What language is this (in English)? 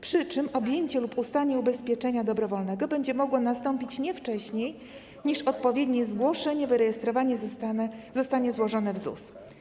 Polish